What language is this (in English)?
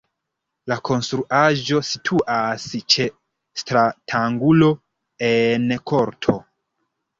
Esperanto